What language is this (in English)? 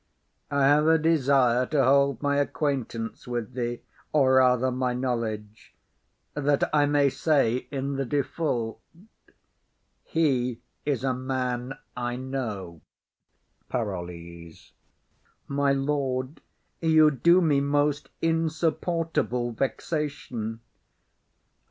English